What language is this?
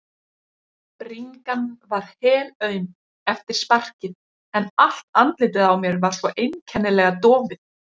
Icelandic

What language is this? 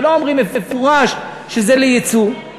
Hebrew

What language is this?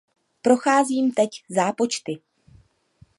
Czech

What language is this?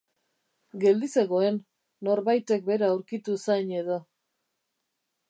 Basque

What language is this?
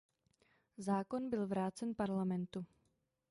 Czech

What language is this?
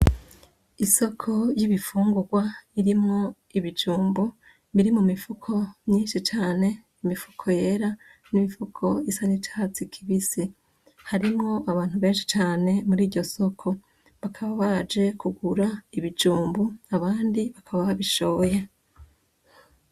Rundi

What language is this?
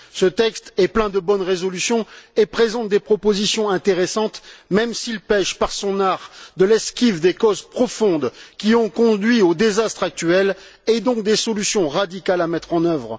French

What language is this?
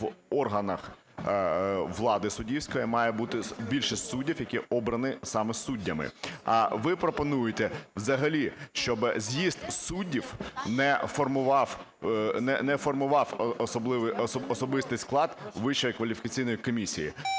Ukrainian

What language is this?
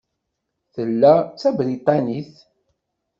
Kabyle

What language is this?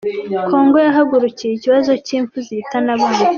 Kinyarwanda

